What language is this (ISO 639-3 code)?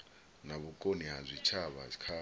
ven